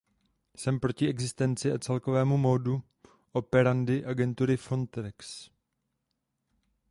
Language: Czech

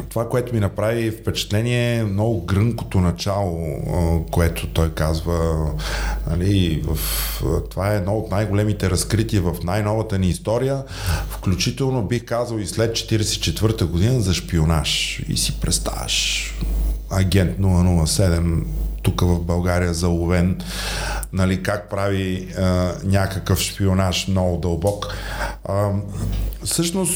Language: Bulgarian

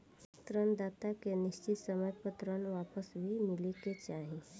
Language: Bhojpuri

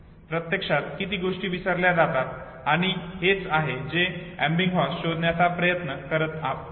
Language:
Marathi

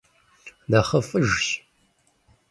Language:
Kabardian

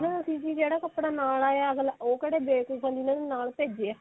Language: Punjabi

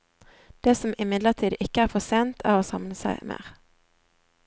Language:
Norwegian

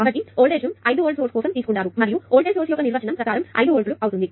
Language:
Telugu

